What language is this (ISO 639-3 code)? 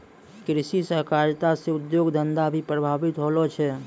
mai